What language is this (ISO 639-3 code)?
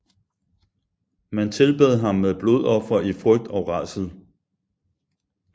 dan